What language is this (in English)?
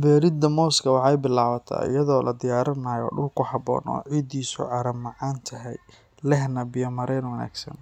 Somali